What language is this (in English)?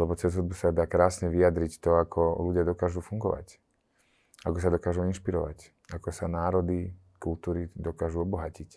Slovak